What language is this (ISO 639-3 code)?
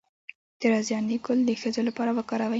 pus